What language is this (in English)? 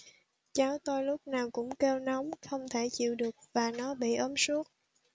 Vietnamese